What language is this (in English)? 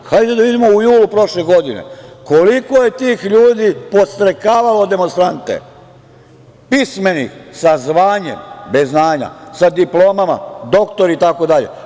Serbian